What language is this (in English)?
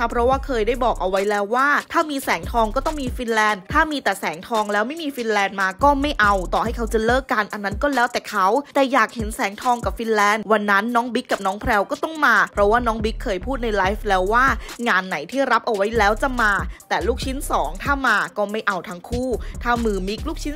Thai